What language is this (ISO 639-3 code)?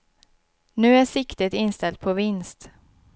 swe